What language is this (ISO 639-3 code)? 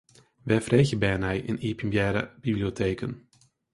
fry